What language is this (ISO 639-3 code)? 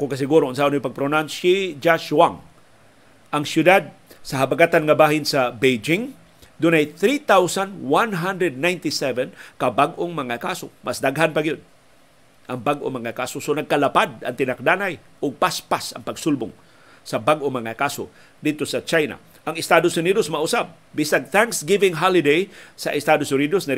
fil